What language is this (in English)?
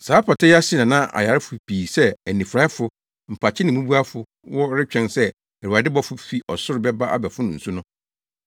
Akan